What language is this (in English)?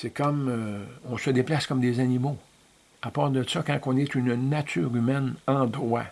French